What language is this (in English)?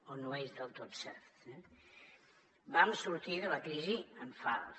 Catalan